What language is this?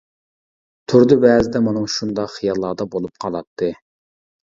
Uyghur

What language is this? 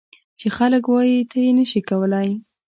Pashto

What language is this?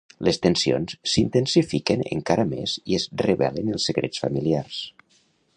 Catalan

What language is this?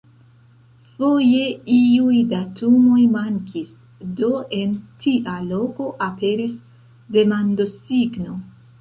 Esperanto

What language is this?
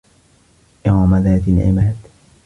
Arabic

